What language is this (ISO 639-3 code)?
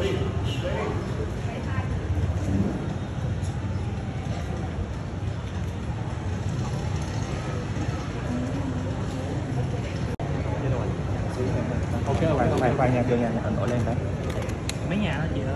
vie